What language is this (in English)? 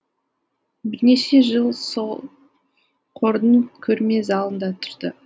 Kazakh